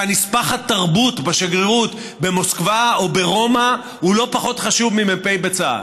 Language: Hebrew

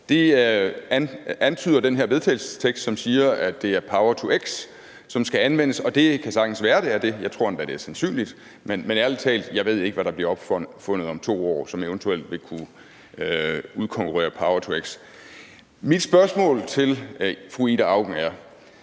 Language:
Danish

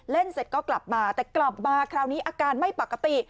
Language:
Thai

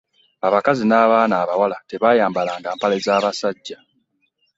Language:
Ganda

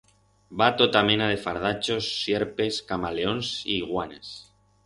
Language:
Aragonese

